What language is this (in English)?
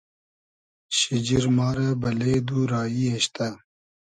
Hazaragi